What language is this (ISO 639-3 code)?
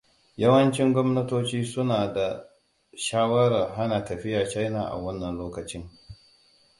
hau